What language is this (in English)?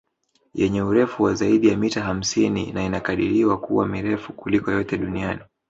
Swahili